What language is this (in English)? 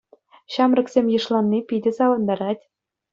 Chuvash